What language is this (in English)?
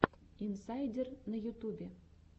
Russian